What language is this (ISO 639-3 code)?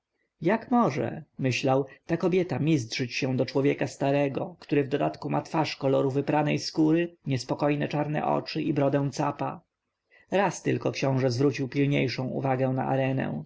pol